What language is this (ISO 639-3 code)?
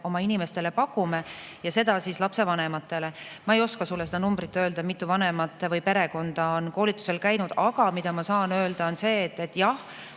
est